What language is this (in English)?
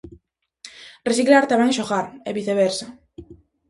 Galician